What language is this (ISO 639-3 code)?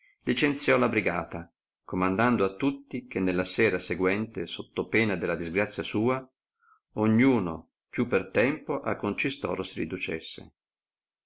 ita